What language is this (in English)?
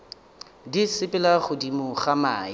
Northern Sotho